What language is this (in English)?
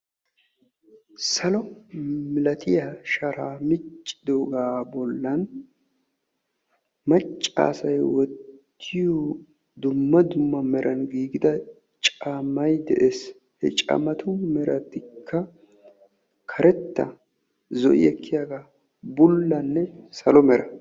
Wolaytta